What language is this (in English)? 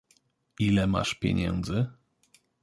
Polish